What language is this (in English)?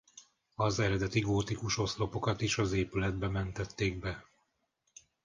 Hungarian